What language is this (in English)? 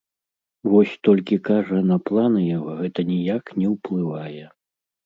Belarusian